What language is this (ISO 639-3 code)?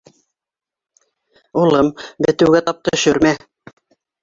bak